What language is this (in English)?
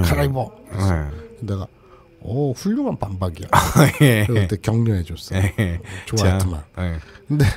Korean